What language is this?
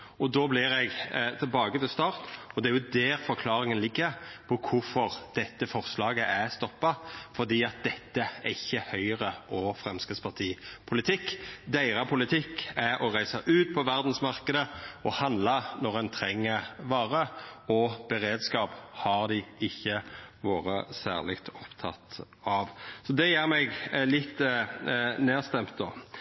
Norwegian Nynorsk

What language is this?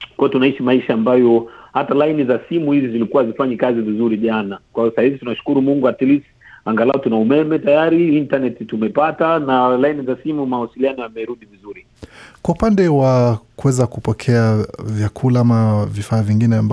Swahili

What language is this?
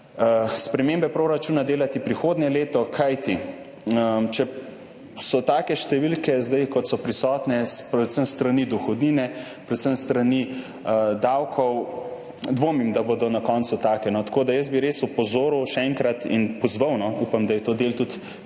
Slovenian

